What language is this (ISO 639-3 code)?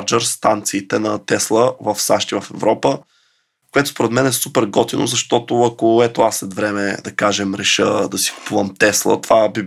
bul